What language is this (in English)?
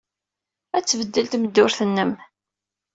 Kabyle